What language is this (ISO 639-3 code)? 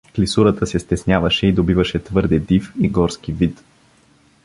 bul